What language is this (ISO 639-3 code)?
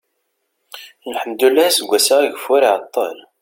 kab